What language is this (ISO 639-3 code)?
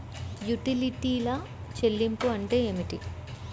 tel